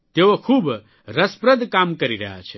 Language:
Gujarati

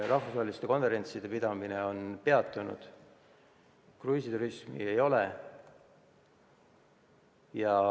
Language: Estonian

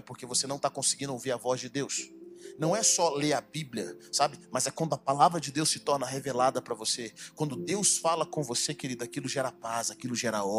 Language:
Portuguese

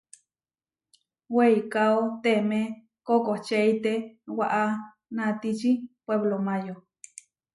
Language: Huarijio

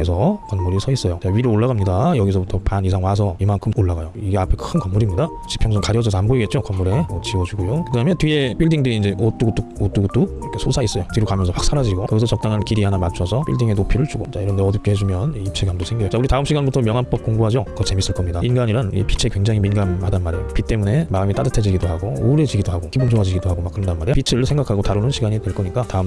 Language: Korean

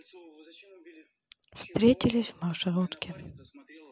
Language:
Russian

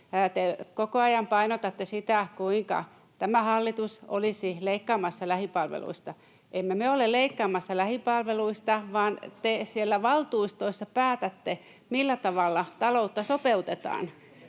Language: Finnish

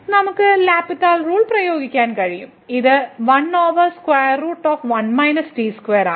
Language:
Malayalam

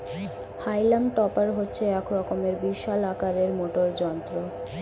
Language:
Bangla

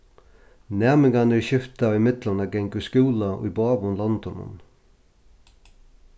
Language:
Faroese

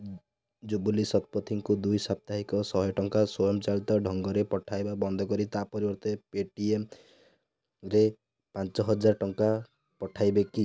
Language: Odia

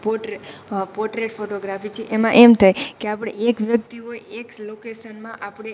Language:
Gujarati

